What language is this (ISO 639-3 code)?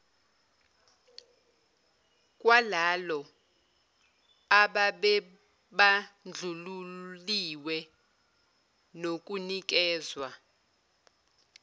zul